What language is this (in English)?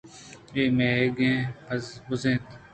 Eastern Balochi